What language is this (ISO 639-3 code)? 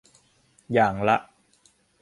tha